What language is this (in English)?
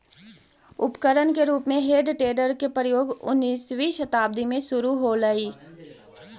Magahi